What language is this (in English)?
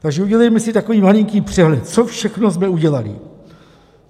Czech